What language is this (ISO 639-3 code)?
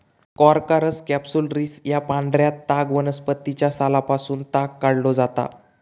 mar